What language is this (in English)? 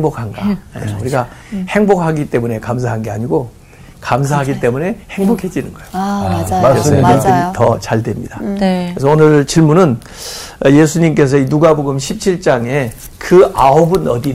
Korean